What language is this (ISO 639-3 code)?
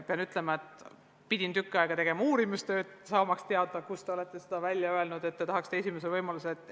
est